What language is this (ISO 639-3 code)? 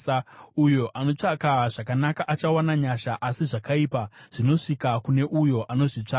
sna